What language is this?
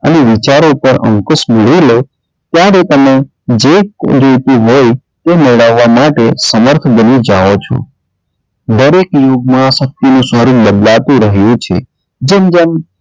Gujarati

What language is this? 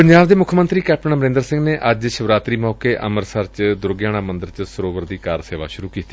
Punjabi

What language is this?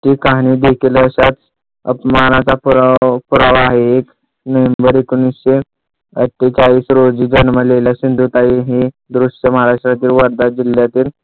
Marathi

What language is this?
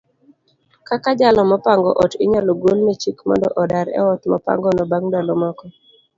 Luo (Kenya and Tanzania)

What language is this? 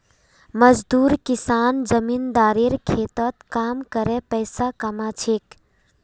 Magahi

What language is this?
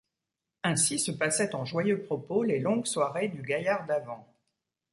French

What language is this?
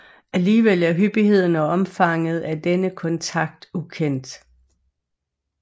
Danish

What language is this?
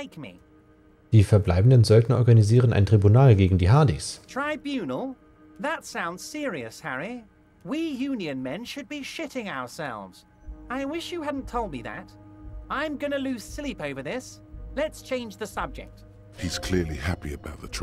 German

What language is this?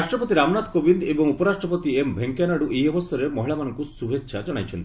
Odia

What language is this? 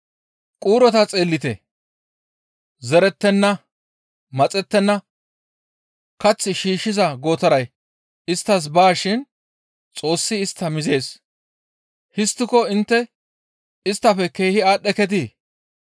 Gamo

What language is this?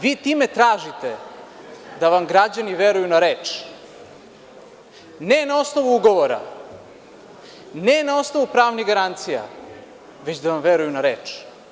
Serbian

